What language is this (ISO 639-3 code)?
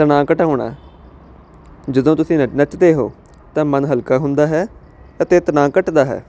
pan